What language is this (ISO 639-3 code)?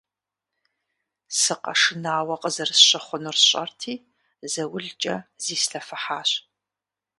kbd